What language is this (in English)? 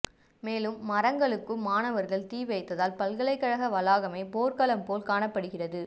Tamil